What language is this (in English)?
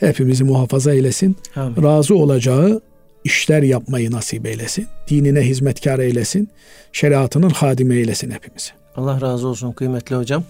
Turkish